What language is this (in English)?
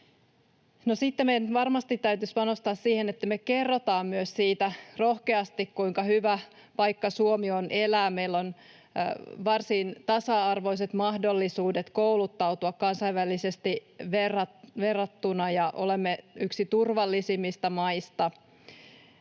Finnish